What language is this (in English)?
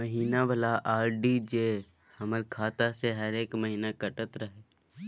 Maithili